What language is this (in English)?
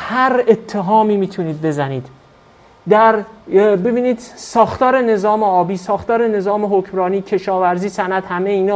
Persian